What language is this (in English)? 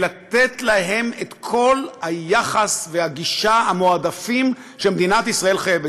Hebrew